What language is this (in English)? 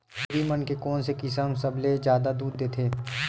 Chhattisgarhi